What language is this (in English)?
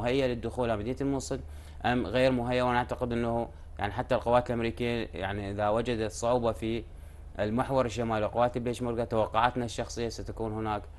Arabic